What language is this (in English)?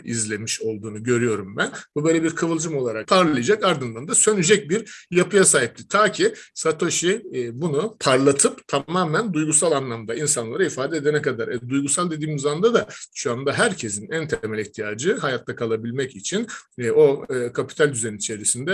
Turkish